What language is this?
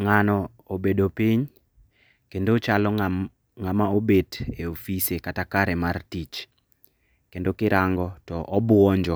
Luo (Kenya and Tanzania)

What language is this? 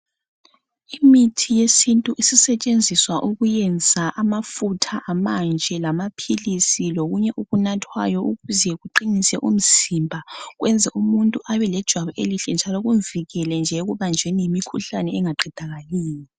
North Ndebele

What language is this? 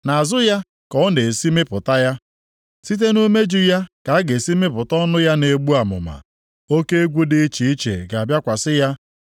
Igbo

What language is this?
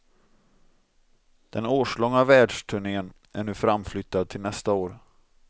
Swedish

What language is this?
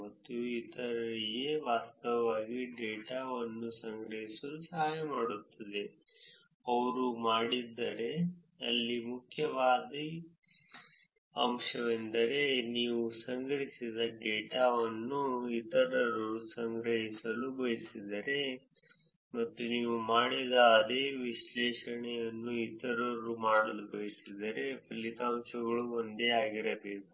Kannada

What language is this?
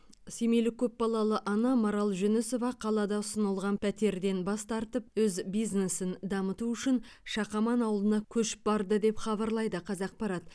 Kazakh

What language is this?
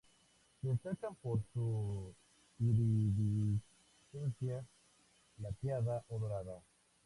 Spanish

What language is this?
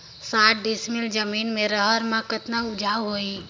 Chhattisgarhi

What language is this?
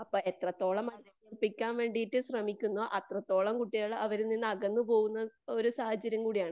Malayalam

